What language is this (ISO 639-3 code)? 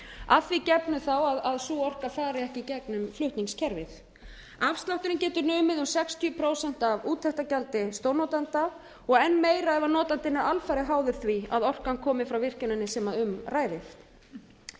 isl